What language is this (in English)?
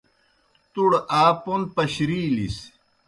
Kohistani Shina